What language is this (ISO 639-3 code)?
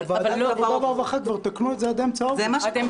heb